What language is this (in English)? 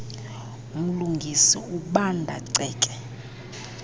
Xhosa